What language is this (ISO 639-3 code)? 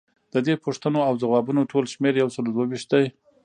pus